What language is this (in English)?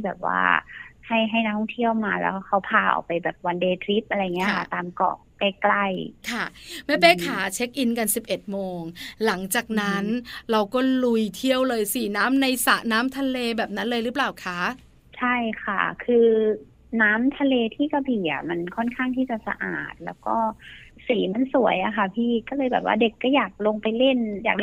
Thai